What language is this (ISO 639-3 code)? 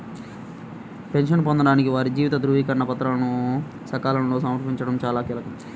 tel